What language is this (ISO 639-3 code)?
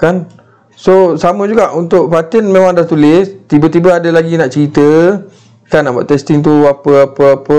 msa